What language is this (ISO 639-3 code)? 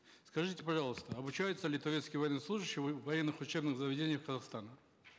kaz